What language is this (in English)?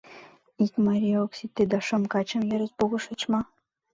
Mari